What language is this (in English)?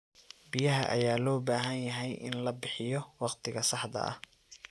Somali